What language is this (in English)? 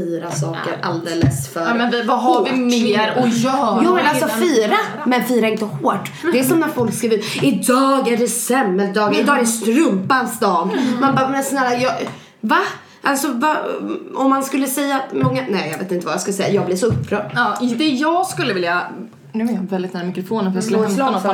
Swedish